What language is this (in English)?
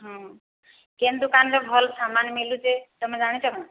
Odia